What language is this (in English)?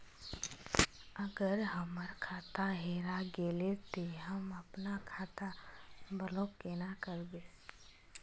Magahi